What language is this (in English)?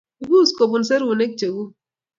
Kalenjin